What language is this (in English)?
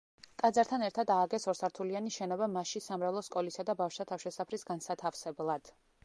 Georgian